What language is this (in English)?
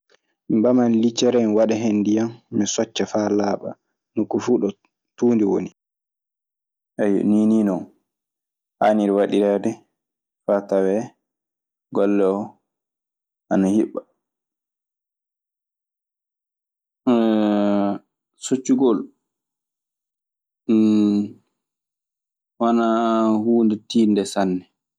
Maasina Fulfulde